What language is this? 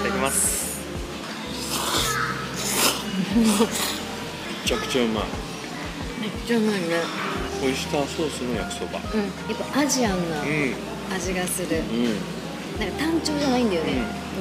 Japanese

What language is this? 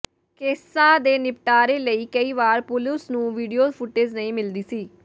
Punjabi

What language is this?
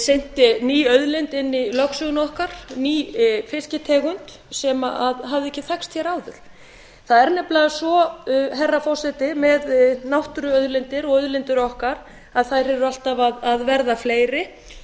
Icelandic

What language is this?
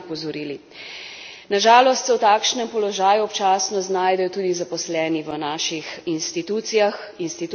Slovenian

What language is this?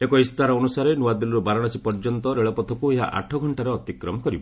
Odia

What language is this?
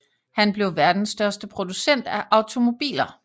Danish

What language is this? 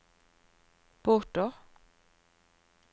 Norwegian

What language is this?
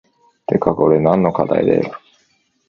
Japanese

